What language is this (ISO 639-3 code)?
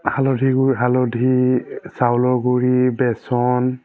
asm